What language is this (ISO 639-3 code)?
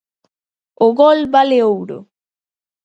glg